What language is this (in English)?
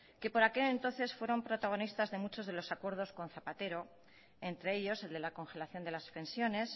Spanish